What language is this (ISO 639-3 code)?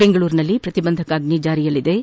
kan